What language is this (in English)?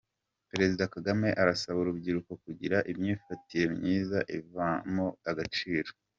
Kinyarwanda